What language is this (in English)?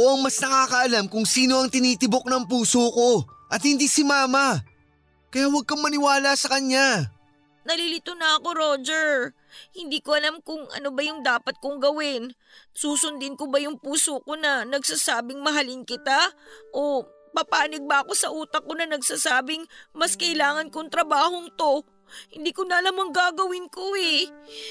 Filipino